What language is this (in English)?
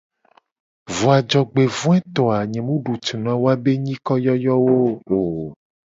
Gen